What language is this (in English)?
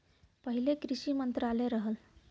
Bhojpuri